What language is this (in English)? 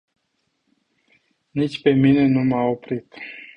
Romanian